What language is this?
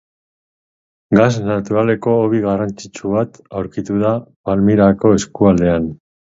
Basque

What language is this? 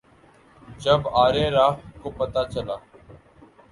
Urdu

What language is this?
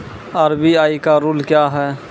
Maithili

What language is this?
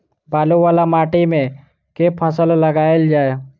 Maithili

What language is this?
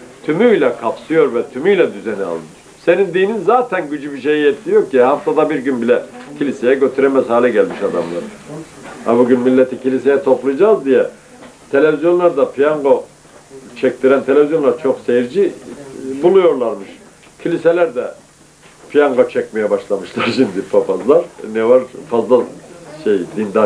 Turkish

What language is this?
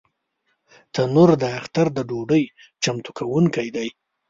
Pashto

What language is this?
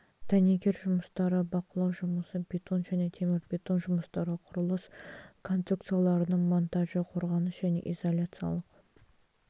Kazakh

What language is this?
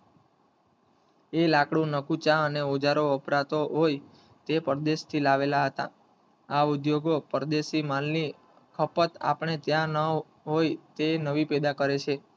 Gujarati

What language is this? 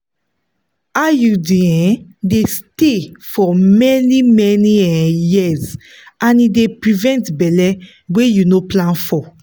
Nigerian Pidgin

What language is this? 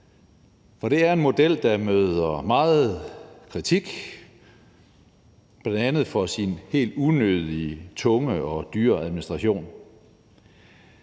Danish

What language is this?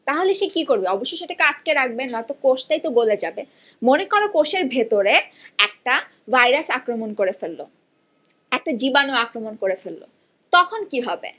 Bangla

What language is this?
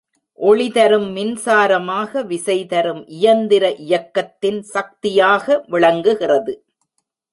Tamil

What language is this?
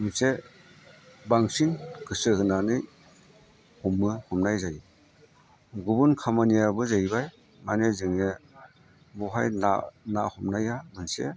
Bodo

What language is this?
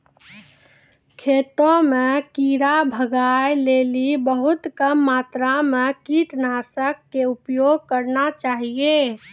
Maithili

